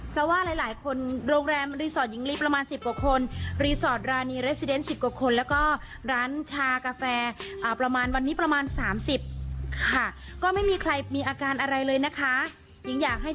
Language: Thai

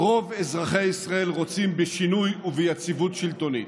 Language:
Hebrew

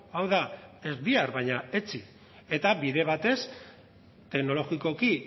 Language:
Basque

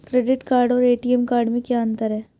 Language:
Hindi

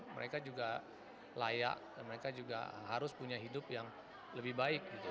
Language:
Indonesian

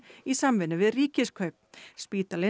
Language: Icelandic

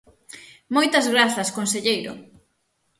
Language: Galician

